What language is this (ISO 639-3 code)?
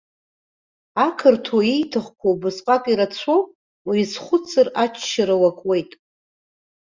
abk